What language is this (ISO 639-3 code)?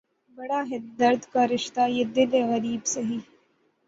urd